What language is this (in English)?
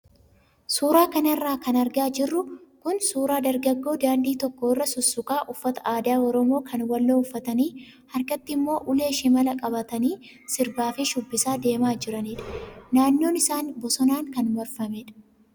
Oromo